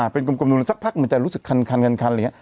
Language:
Thai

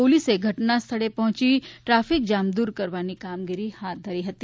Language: Gujarati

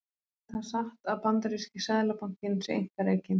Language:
Icelandic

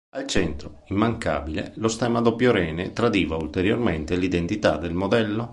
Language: Italian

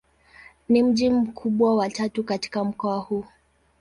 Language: Swahili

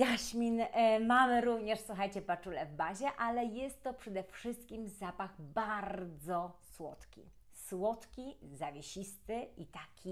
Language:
Polish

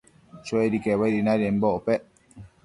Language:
Matsés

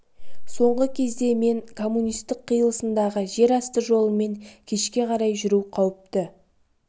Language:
Kazakh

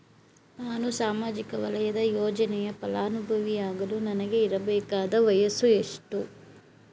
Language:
Kannada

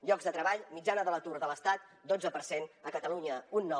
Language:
Catalan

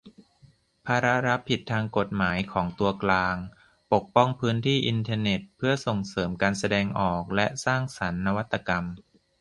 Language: Thai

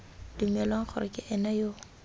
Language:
Tswana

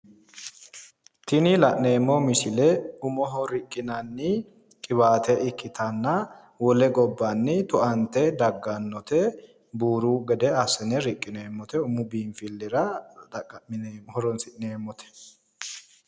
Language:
Sidamo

